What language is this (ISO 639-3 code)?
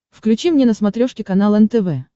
rus